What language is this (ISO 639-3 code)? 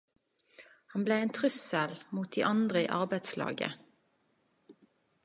nno